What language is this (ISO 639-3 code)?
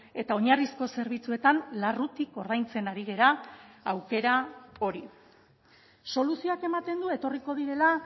eus